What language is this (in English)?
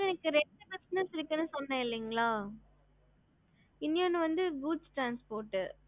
Tamil